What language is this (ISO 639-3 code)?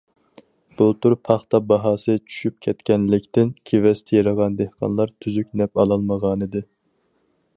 uig